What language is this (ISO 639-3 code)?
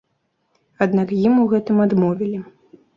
bel